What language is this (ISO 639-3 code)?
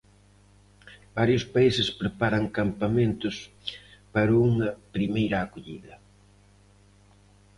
glg